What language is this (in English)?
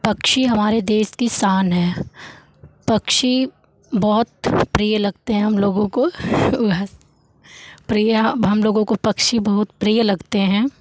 Hindi